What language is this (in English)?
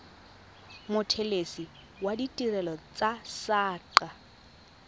Tswana